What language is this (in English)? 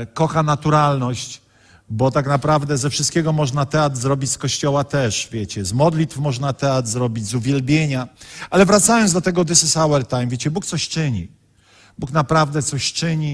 Polish